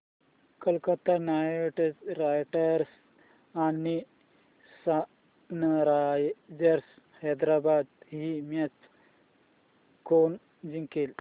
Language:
Marathi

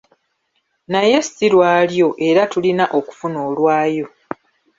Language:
Ganda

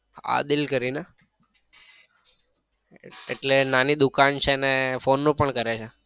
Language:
Gujarati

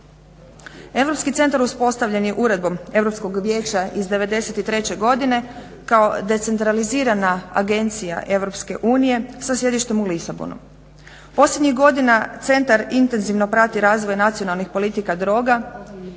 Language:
Croatian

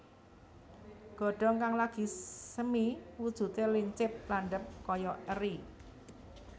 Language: Javanese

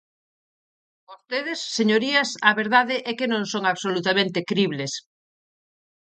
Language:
Galician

